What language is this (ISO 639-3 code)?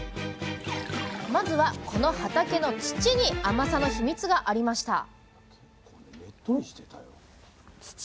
jpn